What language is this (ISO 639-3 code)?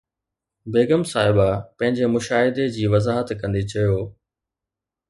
snd